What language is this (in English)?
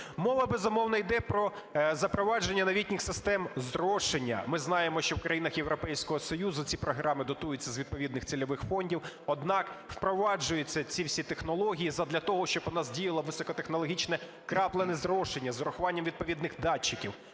Ukrainian